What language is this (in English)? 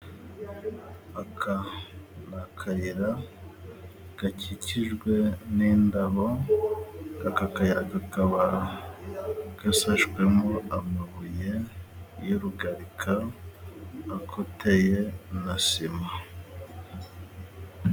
Kinyarwanda